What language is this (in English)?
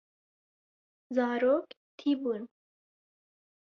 Kurdish